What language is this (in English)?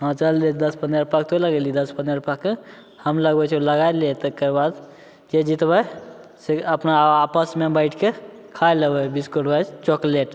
Maithili